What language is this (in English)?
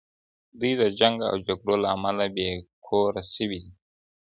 Pashto